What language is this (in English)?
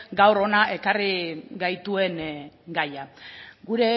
Basque